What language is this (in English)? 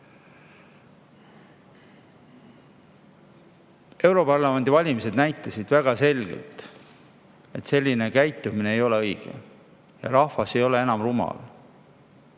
Estonian